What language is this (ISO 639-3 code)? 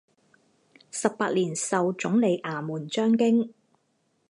zho